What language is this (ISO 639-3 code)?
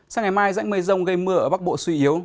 vie